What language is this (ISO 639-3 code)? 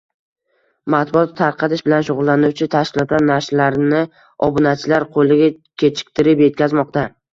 uzb